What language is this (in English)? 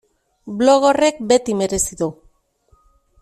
Basque